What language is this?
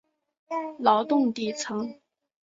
Chinese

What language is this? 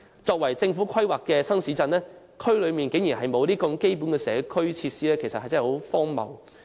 Cantonese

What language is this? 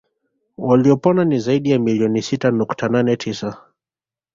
Swahili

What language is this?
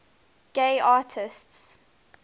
English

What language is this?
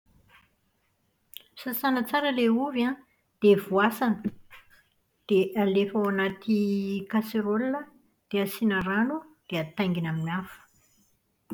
Malagasy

